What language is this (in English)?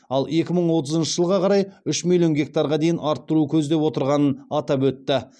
Kazakh